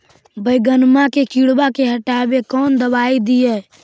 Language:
Magahi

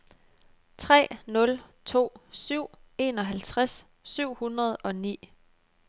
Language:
Danish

